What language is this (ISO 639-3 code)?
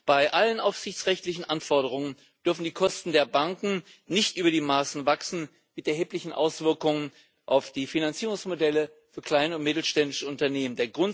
deu